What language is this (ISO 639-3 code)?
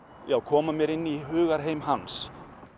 isl